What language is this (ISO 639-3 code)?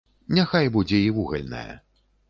bel